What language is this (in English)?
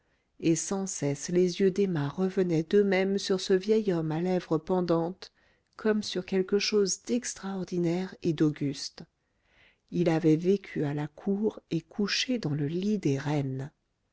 French